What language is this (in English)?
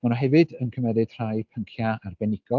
Welsh